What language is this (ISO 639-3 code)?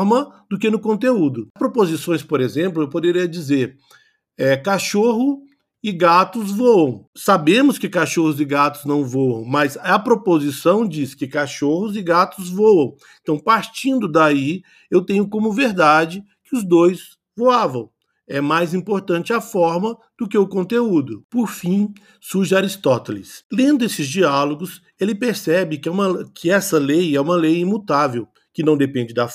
por